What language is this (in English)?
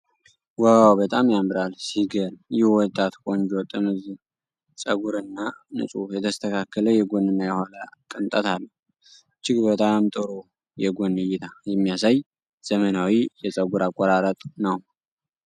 Amharic